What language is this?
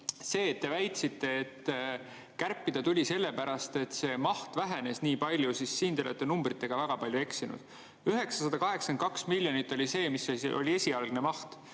Estonian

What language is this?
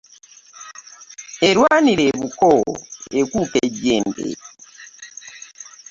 Ganda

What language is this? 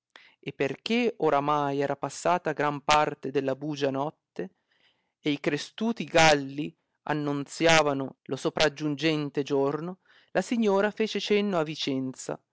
Italian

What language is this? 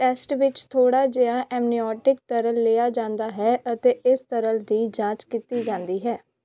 Punjabi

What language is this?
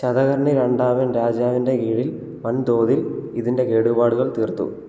Malayalam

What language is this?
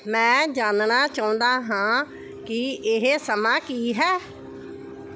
Punjabi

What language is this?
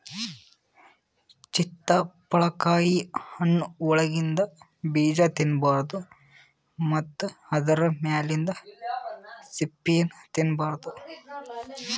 Kannada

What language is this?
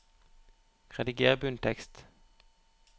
Norwegian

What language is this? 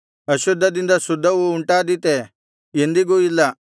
Kannada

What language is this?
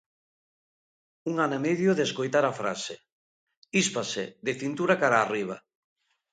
Galician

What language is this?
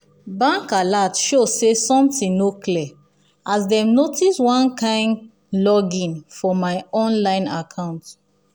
Nigerian Pidgin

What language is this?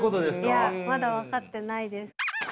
Japanese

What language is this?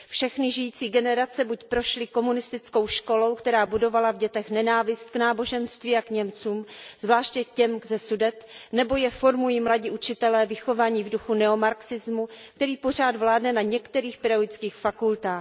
Czech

